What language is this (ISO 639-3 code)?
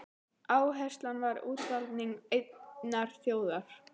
isl